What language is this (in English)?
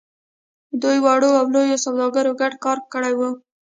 Pashto